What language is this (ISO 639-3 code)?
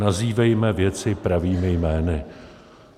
ces